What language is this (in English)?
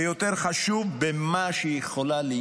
Hebrew